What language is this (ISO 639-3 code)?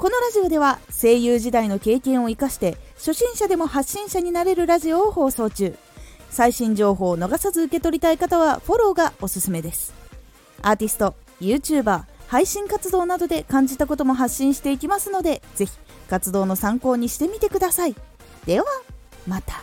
jpn